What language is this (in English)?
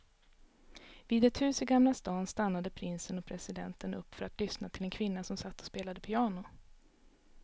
Swedish